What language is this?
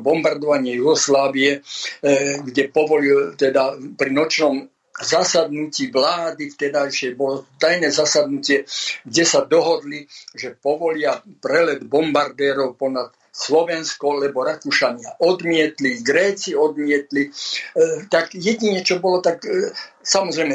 Slovak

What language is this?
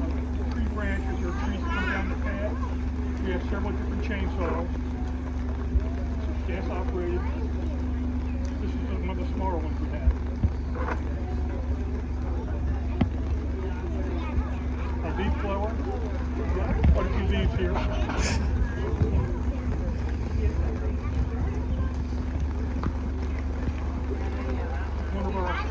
English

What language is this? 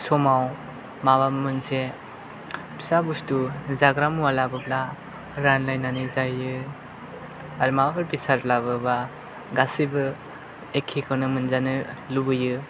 Bodo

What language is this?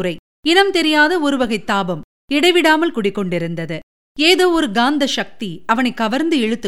Tamil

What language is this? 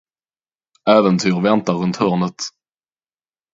Swedish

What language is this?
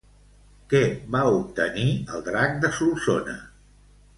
Catalan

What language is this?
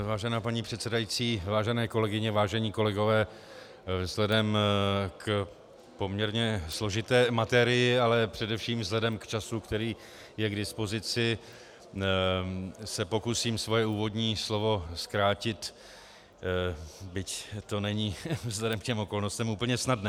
Czech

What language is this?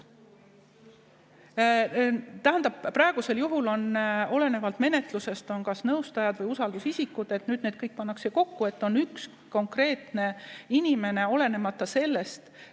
Estonian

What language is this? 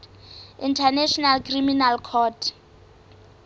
Southern Sotho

